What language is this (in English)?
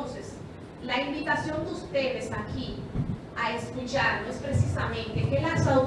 Spanish